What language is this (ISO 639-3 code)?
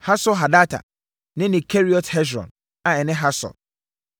aka